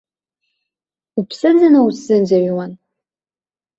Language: Abkhazian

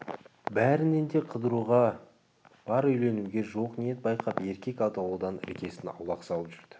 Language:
Kazakh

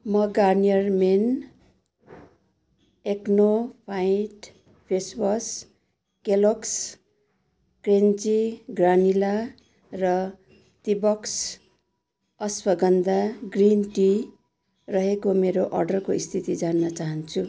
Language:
Nepali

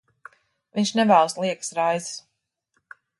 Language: Latvian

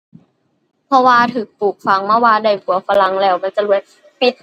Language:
Thai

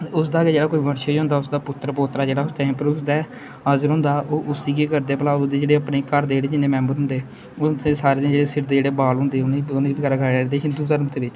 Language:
Dogri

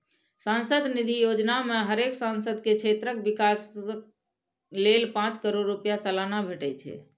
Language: Maithili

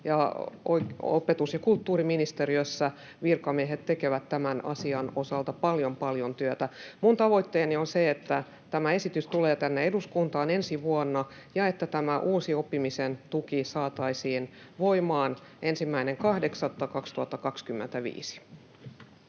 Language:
Finnish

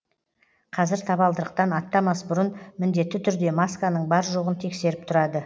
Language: Kazakh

